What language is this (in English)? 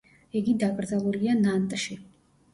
Georgian